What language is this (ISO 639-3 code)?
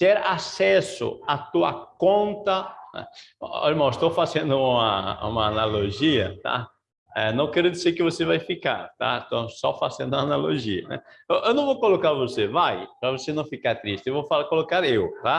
por